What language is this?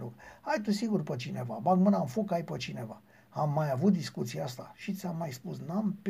Romanian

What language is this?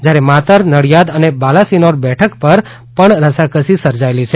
Gujarati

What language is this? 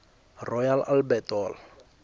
South Ndebele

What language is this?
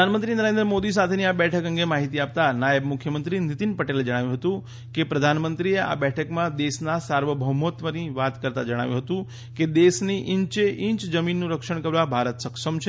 Gujarati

